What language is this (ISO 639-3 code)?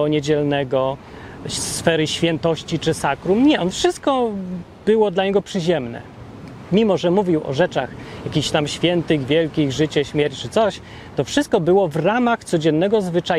pol